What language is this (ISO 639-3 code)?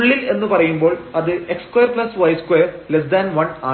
mal